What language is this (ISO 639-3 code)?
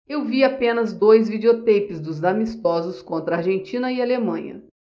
por